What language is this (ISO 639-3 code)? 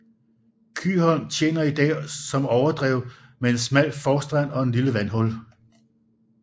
dan